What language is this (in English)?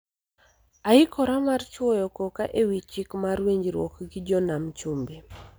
Luo (Kenya and Tanzania)